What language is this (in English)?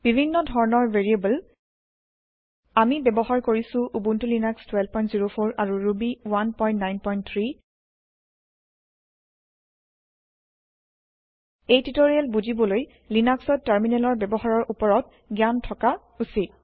Assamese